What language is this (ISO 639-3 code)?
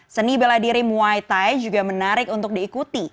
ind